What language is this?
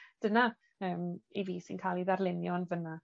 Welsh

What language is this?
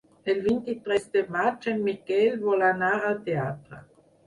Catalan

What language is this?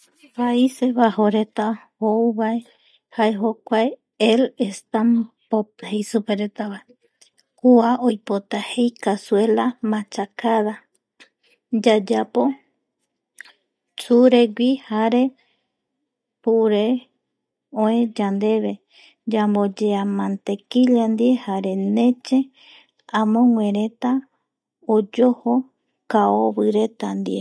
Eastern Bolivian Guaraní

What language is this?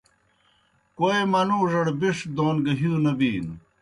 Kohistani Shina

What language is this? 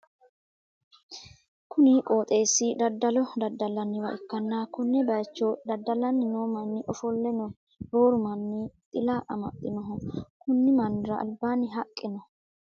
Sidamo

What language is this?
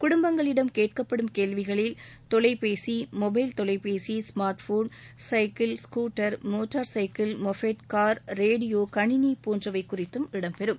Tamil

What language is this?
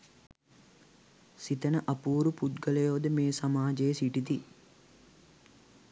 Sinhala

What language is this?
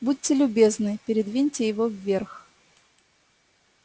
Russian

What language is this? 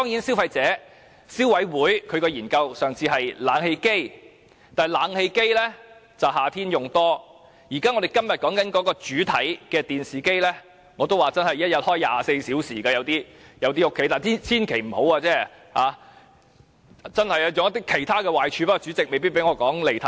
Cantonese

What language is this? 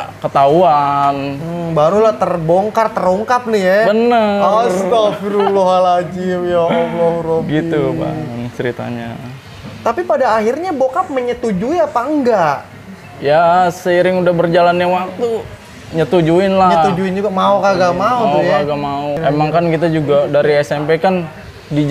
Indonesian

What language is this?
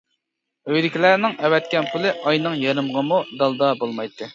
Uyghur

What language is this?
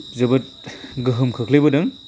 Bodo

